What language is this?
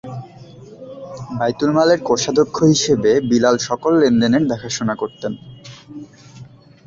Bangla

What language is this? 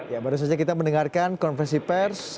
Indonesian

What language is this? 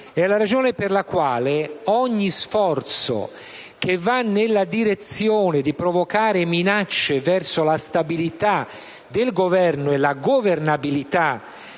Italian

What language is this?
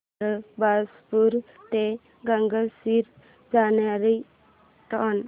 Marathi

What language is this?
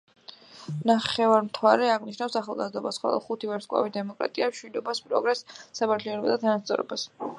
Georgian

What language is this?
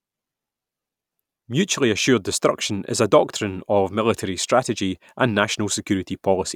English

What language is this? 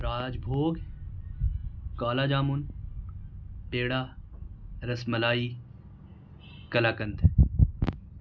Urdu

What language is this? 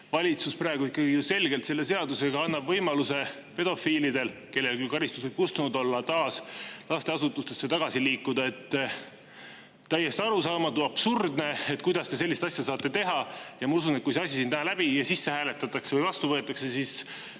Estonian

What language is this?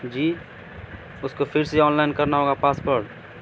Urdu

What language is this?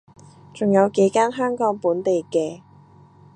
Cantonese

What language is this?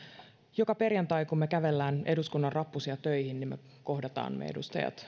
Finnish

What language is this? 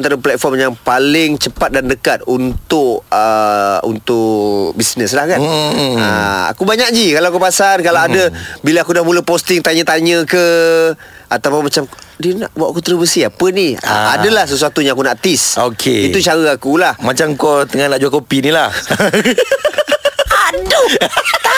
Malay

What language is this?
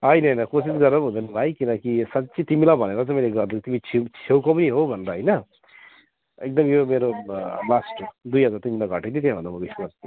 Nepali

